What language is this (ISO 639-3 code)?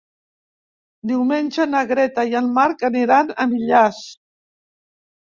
cat